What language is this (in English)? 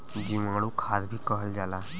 Bhojpuri